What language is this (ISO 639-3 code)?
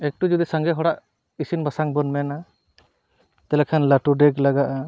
sat